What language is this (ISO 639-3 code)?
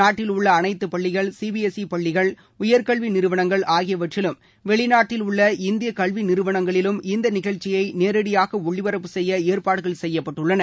tam